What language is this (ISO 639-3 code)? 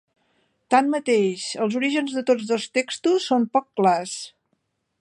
cat